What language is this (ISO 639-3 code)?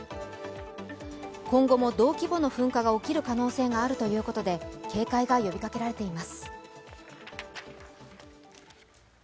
jpn